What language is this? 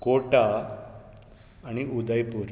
Konkani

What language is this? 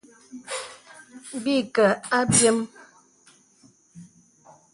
Bebele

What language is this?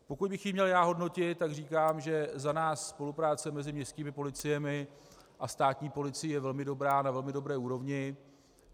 Czech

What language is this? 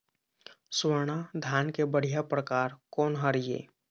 Chhattisgarhi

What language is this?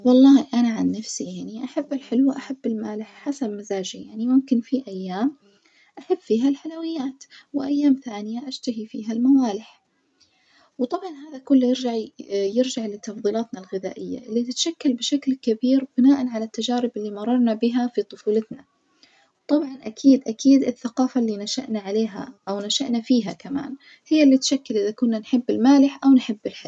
Najdi Arabic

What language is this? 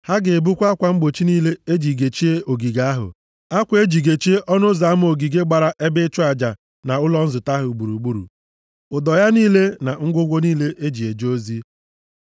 Igbo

